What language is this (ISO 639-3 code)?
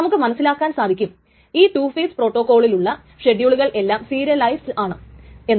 mal